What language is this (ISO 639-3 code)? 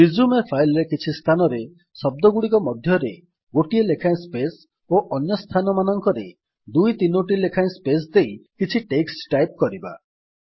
ori